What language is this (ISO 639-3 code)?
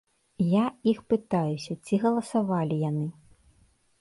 bel